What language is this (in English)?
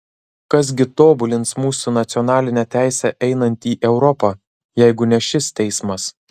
Lithuanian